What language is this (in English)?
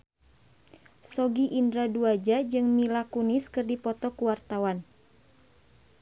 Sundanese